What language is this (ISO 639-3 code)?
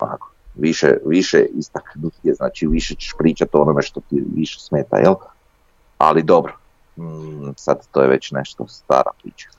hrv